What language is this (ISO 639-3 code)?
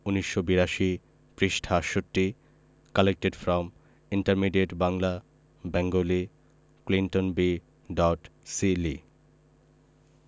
ben